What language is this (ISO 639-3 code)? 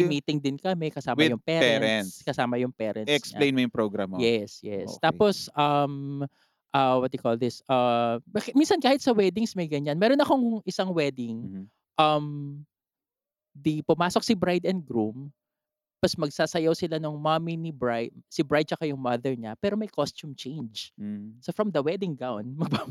fil